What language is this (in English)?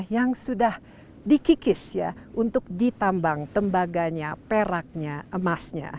Indonesian